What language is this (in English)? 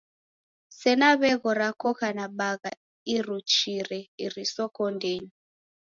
Taita